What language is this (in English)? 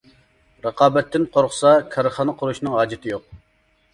Uyghur